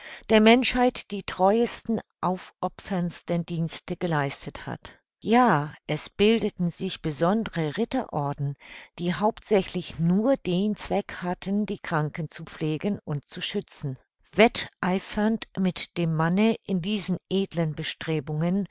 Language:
German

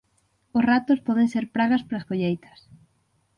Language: Galician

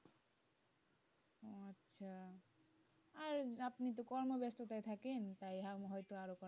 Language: Bangla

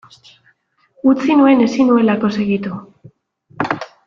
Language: Basque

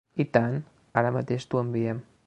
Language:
Catalan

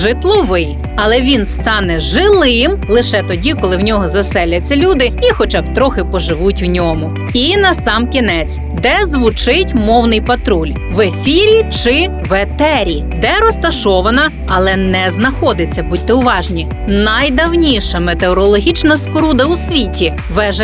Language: Ukrainian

